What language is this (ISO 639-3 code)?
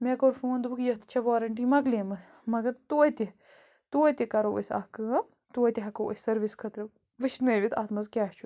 kas